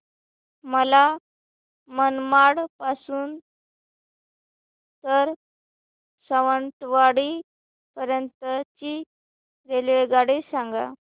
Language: Marathi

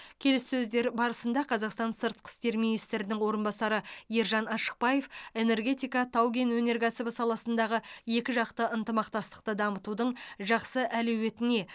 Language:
Kazakh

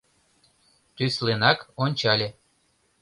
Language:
Mari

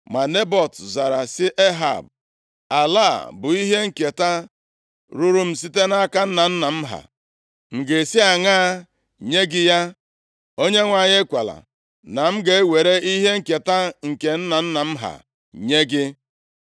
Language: Igbo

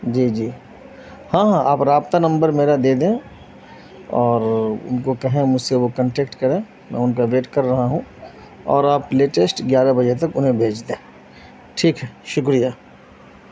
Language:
Urdu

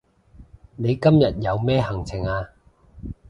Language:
Cantonese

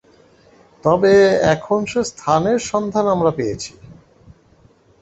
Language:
Bangla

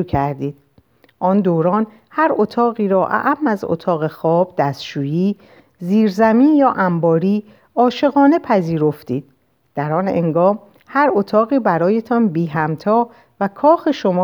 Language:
Persian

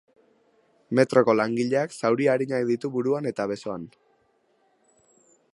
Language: Basque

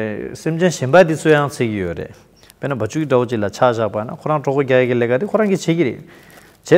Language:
Turkish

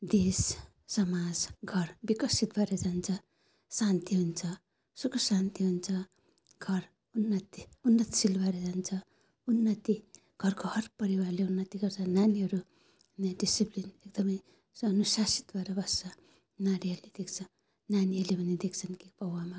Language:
Nepali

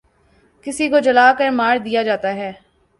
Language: Urdu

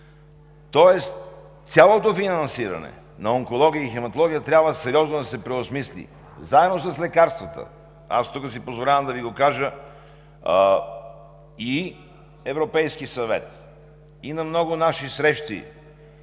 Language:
Bulgarian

